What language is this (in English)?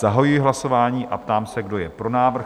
Czech